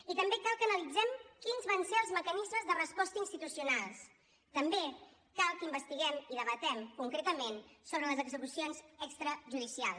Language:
Catalan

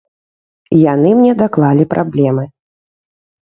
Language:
Belarusian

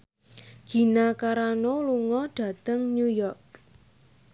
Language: Javanese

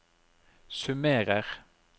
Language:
Norwegian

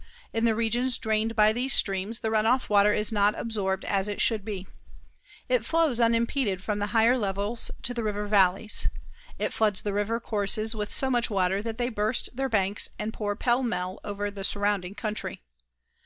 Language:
English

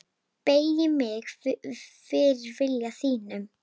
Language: Icelandic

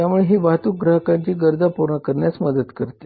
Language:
Marathi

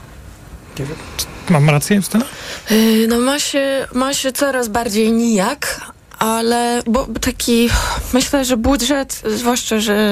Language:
Polish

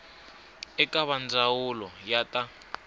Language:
Tsonga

